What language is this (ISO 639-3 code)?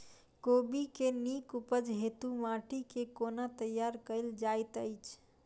mai